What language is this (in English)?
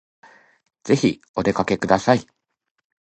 Japanese